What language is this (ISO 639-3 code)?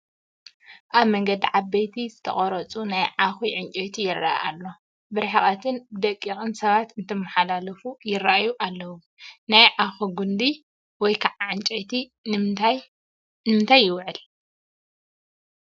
tir